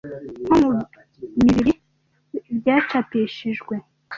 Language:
Kinyarwanda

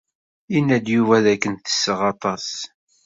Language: Kabyle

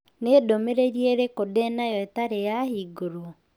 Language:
Kikuyu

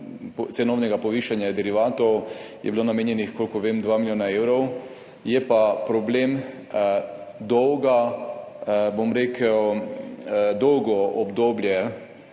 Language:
Slovenian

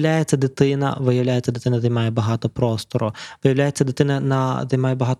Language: Ukrainian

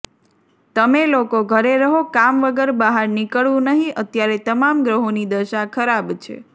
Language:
Gujarati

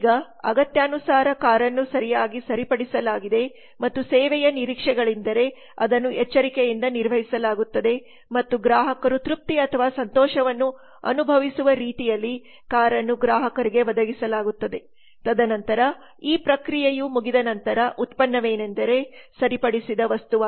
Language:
Kannada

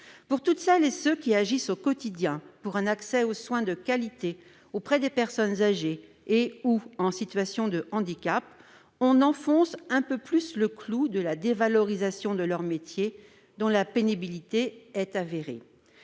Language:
French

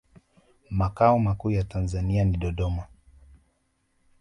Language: Swahili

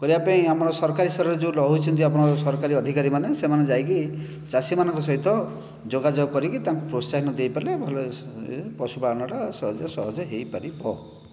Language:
Odia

